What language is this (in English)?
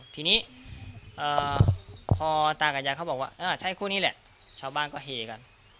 Thai